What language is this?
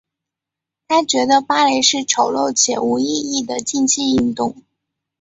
Chinese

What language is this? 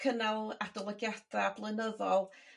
Welsh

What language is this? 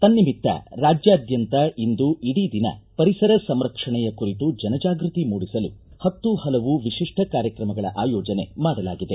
Kannada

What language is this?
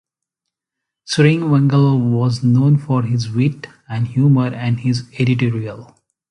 English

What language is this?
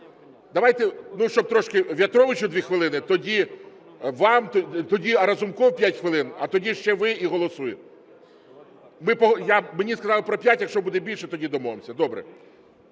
Ukrainian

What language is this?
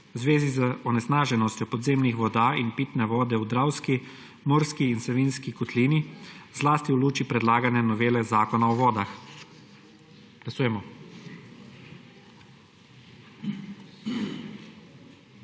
Slovenian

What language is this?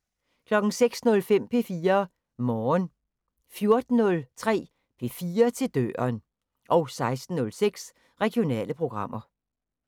Danish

